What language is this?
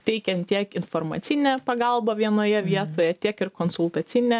Lithuanian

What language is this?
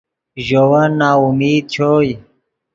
Yidgha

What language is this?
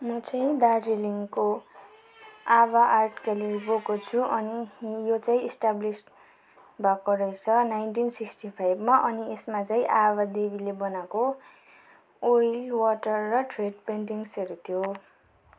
Nepali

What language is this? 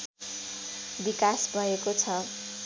Nepali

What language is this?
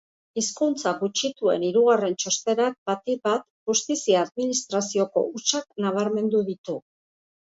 Basque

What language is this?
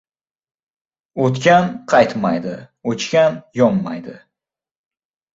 Uzbek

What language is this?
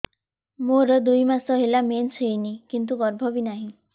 Odia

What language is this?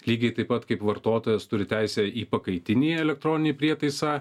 Lithuanian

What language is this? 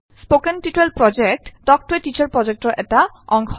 Assamese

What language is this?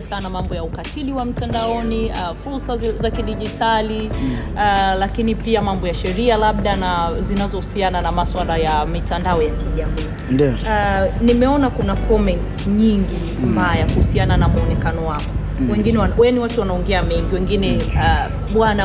Swahili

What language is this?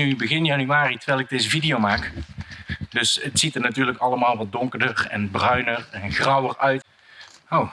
Dutch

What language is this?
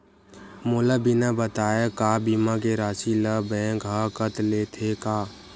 Chhattisgarhi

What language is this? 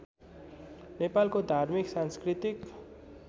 Nepali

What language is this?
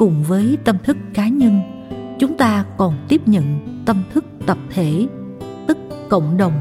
Vietnamese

